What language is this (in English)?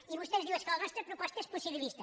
Catalan